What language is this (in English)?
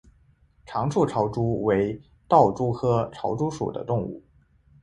Chinese